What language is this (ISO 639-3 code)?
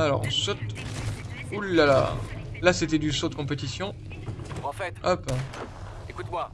fra